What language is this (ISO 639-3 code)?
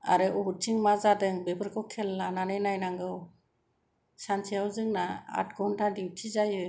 brx